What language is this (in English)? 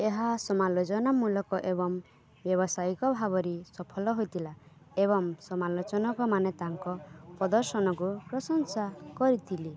Odia